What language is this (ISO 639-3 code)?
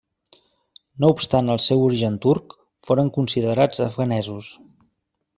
cat